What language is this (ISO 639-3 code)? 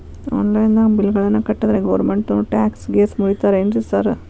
kan